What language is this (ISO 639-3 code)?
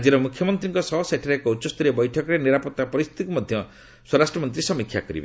ori